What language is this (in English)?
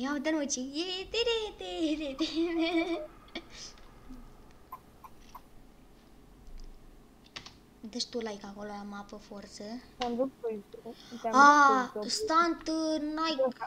Romanian